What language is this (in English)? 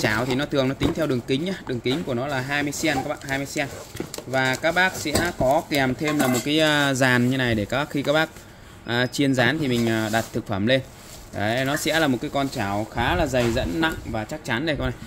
Vietnamese